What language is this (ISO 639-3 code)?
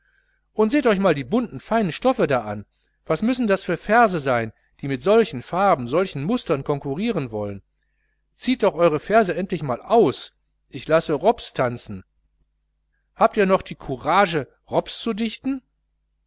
deu